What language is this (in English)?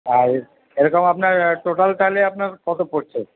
Bangla